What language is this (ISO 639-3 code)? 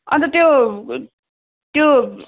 nep